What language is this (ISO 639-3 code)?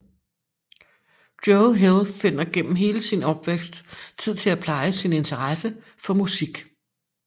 dan